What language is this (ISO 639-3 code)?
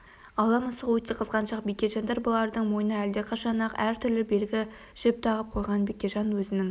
kaz